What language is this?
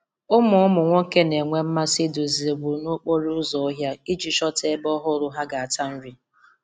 Igbo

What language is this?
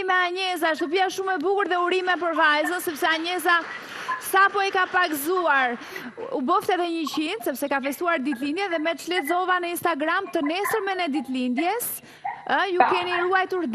Italian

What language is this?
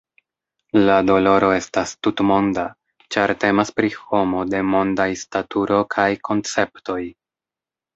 Esperanto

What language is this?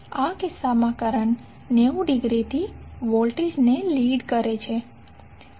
Gujarati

